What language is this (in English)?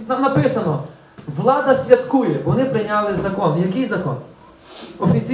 Ukrainian